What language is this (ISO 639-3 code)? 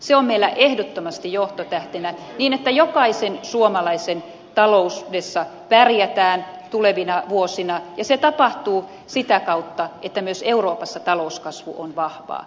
fin